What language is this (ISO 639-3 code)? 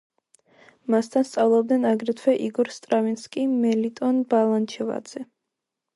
kat